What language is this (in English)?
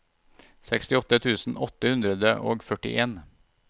Norwegian